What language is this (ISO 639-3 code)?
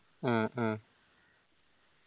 mal